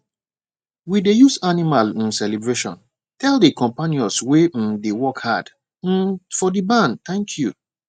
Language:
Nigerian Pidgin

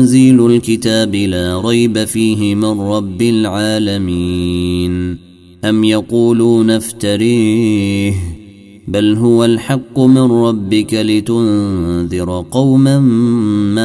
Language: Arabic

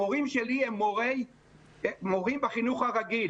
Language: Hebrew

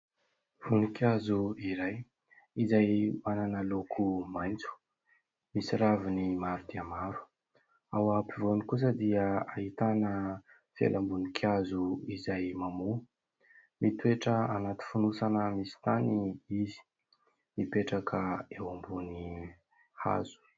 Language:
Malagasy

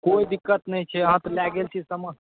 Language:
Maithili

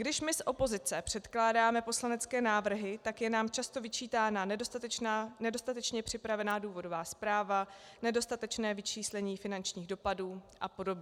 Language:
Czech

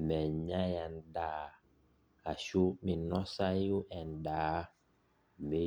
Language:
Masai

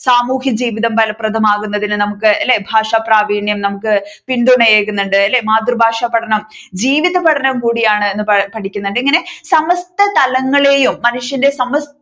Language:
Malayalam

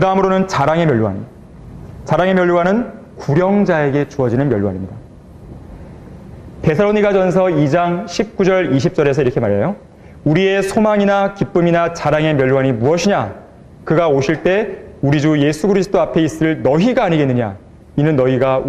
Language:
Korean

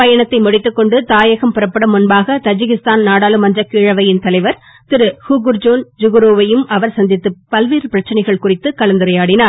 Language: Tamil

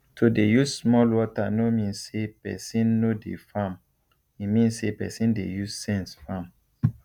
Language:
Nigerian Pidgin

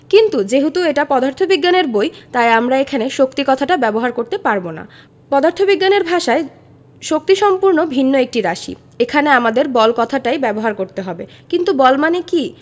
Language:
Bangla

